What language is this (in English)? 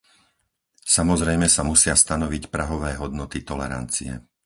Slovak